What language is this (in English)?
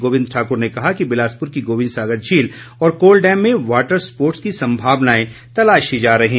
Hindi